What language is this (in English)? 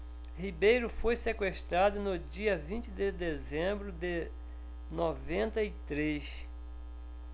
Portuguese